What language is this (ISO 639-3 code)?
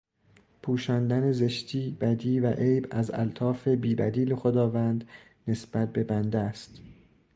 fas